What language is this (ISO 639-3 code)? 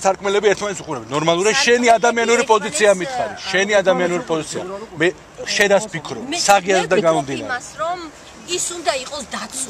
nld